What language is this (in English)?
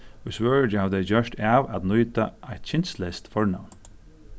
Faroese